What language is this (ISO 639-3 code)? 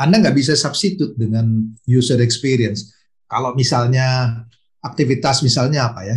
ind